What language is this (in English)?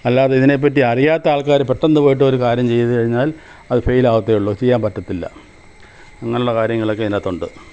Malayalam